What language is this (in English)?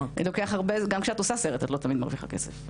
Hebrew